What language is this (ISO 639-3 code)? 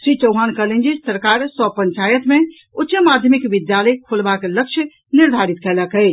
mai